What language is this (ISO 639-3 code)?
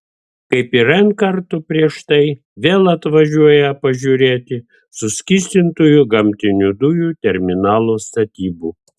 lit